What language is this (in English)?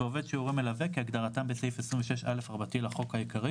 Hebrew